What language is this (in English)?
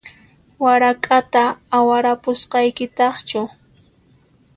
Puno Quechua